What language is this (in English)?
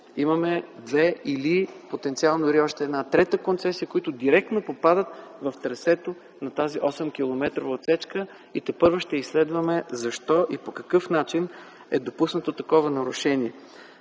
Bulgarian